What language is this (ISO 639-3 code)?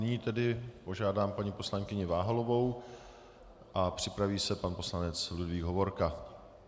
ces